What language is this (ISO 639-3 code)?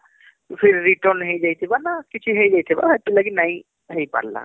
ori